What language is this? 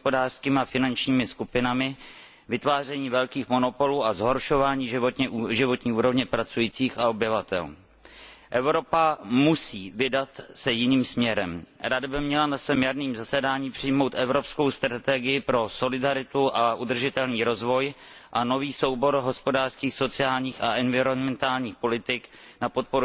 Czech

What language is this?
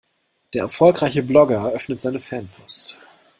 German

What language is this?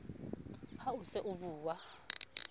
Southern Sotho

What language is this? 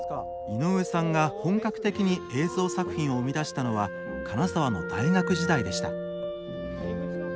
Japanese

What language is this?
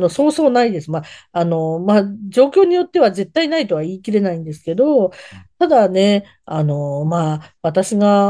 Japanese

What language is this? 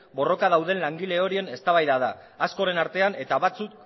Basque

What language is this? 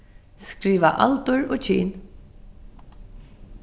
Faroese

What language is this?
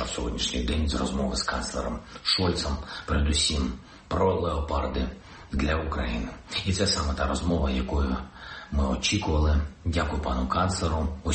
Ukrainian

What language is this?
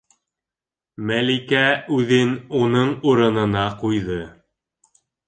Bashkir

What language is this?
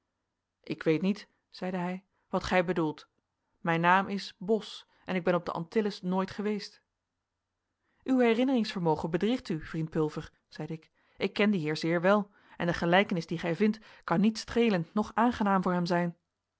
Dutch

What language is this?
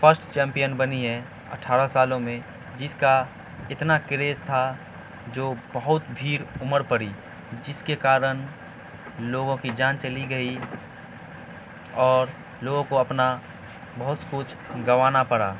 Urdu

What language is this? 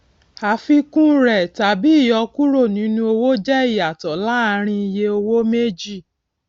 Yoruba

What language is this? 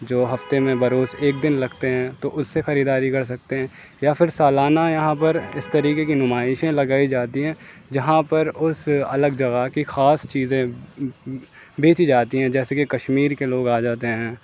Urdu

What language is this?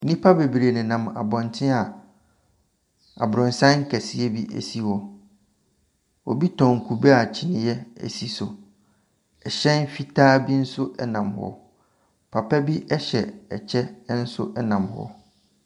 Akan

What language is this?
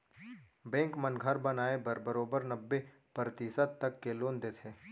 Chhattisgarhi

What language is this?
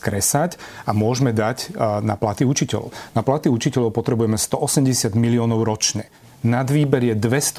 Slovak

